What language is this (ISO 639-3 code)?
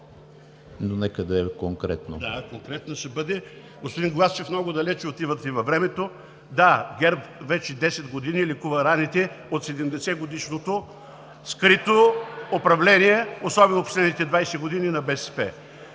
bul